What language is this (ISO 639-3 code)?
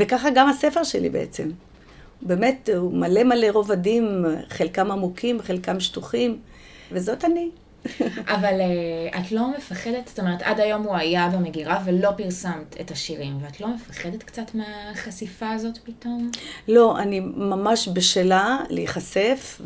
heb